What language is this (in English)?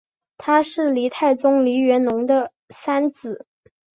Chinese